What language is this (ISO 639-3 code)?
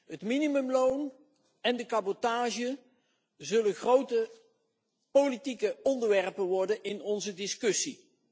nld